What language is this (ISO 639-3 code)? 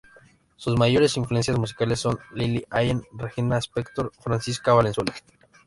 spa